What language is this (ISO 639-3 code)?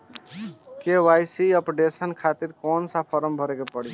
bho